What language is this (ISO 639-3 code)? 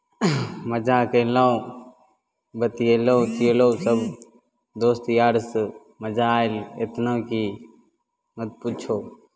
mai